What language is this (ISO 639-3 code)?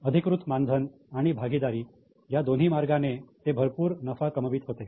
mar